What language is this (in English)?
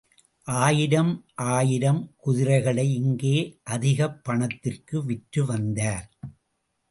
Tamil